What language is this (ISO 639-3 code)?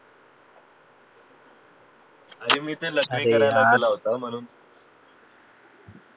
mar